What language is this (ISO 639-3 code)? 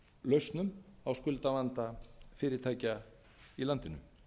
isl